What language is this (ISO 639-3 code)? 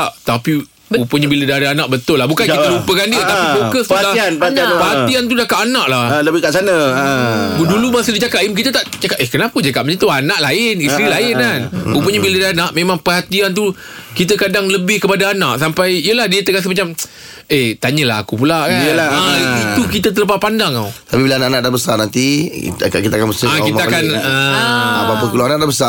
msa